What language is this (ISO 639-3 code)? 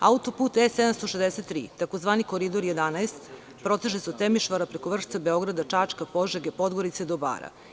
srp